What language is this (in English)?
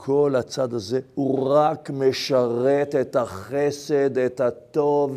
Hebrew